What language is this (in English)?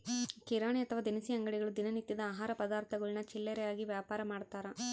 Kannada